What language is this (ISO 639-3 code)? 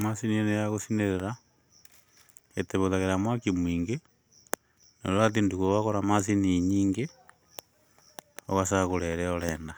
kik